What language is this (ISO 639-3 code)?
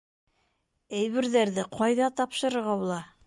bak